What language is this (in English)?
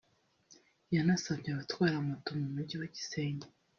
Kinyarwanda